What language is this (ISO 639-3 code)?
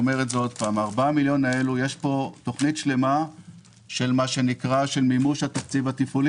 heb